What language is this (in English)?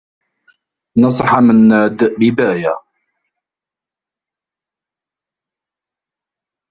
Arabic